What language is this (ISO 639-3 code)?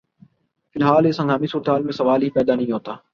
urd